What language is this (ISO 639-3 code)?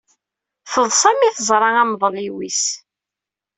kab